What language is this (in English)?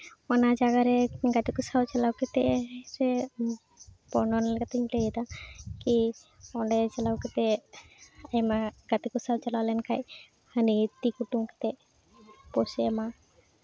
Santali